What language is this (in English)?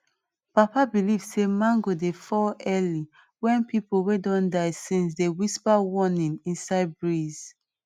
Nigerian Pidgin